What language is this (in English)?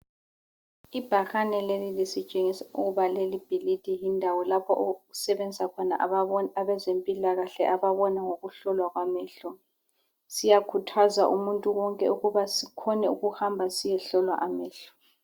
North Ndebele